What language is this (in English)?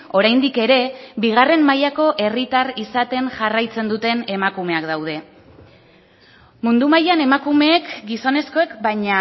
Basque